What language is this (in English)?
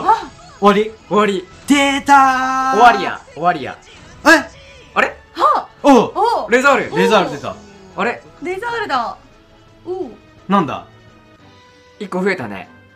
Japanese